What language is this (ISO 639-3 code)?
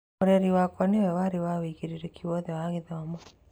kik